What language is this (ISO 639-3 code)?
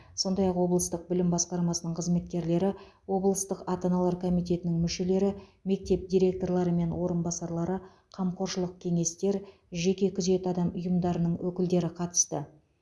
kaz